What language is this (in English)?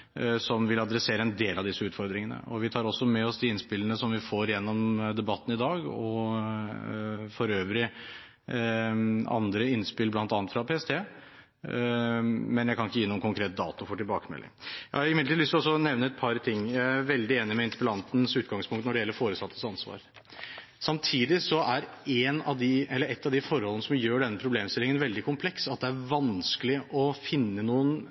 Norwegian Bokmål